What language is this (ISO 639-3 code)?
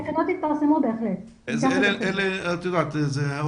heb